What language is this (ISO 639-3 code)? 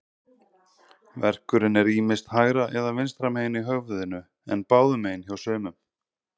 isl